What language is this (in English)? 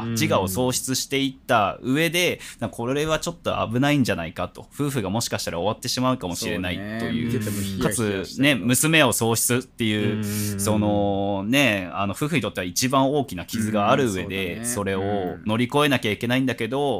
Japanese